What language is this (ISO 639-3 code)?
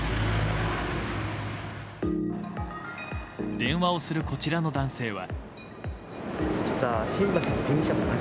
jpn